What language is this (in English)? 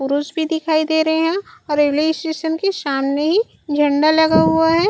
Chhattisgarhi